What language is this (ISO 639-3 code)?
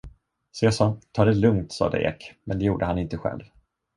swe